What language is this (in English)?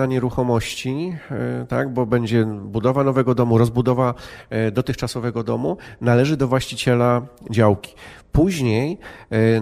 Polish